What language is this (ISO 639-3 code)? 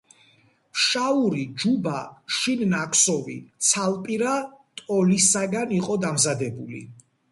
kat